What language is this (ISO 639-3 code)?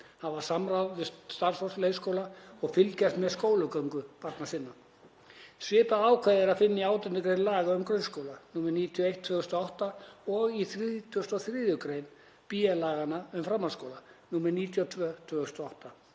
isl